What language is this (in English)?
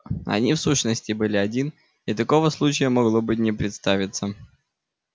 Russian